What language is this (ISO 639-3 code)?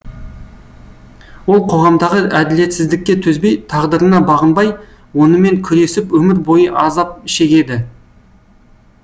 kaz